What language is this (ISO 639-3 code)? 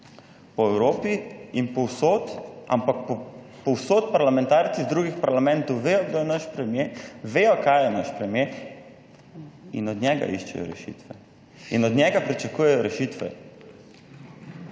slv